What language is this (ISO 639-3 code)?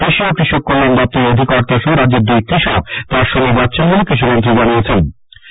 ben